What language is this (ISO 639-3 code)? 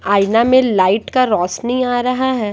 hin